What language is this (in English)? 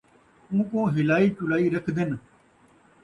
Saraiki